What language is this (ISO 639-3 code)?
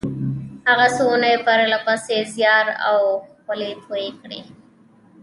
pus